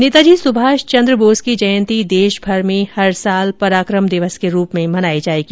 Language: Hindi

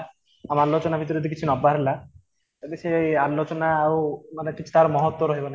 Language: Odia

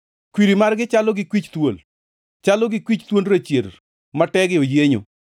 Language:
Luo (Kenya and Tanzania)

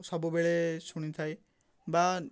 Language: Odia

